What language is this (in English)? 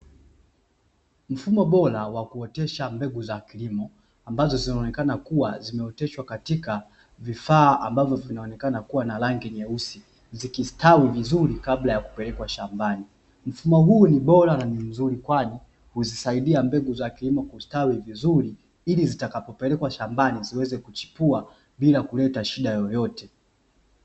Swahili